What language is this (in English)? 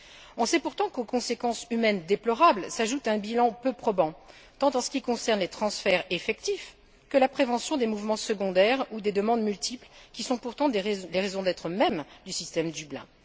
French